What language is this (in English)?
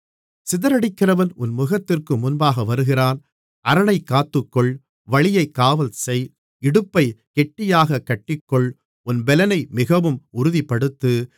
Tamil